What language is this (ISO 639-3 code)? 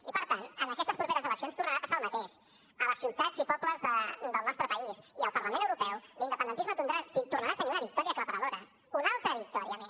cat